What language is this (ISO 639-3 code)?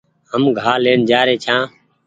gig